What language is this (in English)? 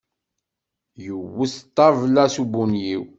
Kabyle